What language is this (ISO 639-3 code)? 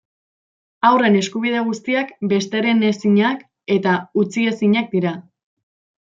eus